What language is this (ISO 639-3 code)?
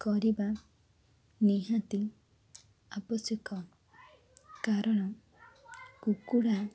ori